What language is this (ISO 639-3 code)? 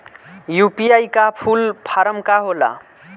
bho